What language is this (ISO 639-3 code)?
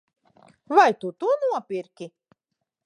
lav